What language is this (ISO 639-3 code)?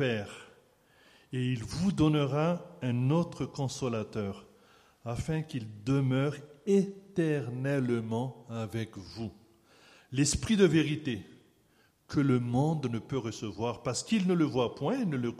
fra